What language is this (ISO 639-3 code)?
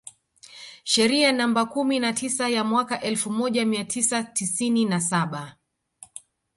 swa